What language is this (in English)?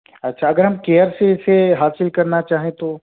Urdu